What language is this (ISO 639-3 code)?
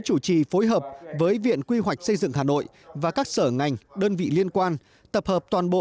vie